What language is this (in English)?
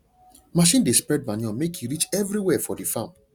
Nigerian Pidgin